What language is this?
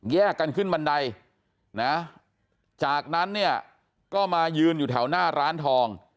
Thai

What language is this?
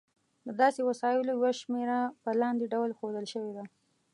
Pashto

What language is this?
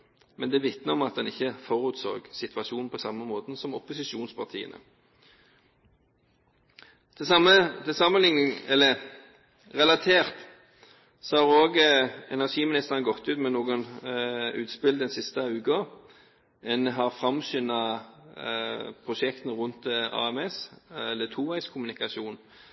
Norwegian Bokmål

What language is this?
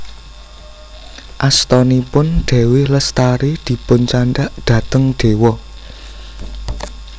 Javanese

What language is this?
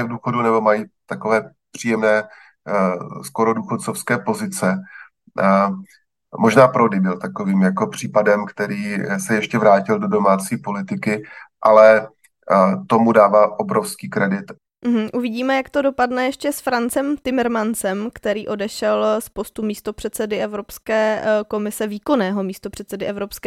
Czech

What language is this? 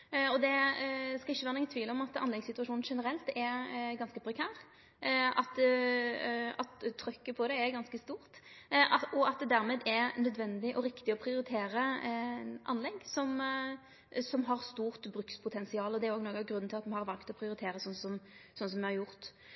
Norwegian Nynorsk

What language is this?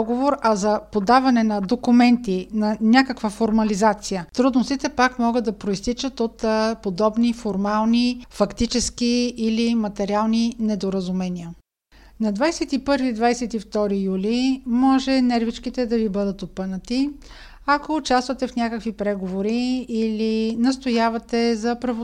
Bulgarian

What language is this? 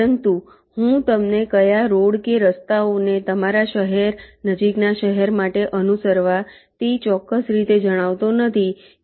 Gujarati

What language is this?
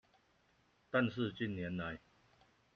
Chinese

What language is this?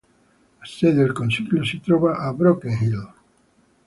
Italian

